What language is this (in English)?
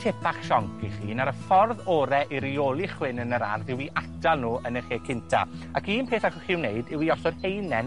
Welsh